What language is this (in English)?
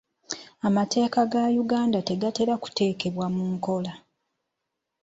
Ganda